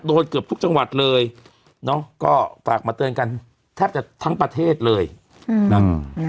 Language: Thai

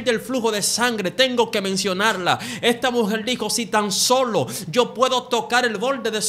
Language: Spanish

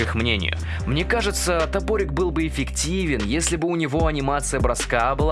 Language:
Russian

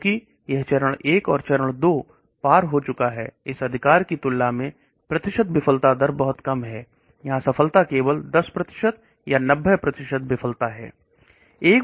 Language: Hindi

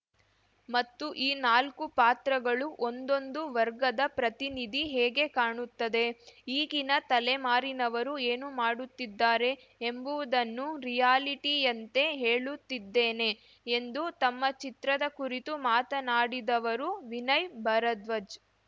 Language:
Kannada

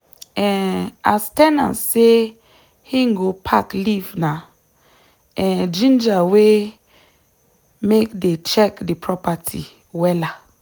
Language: Nigerian Pidgin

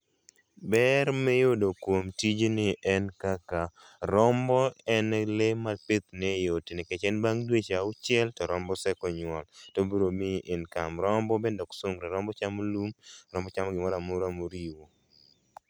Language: Luo (Kenya and Tanzania)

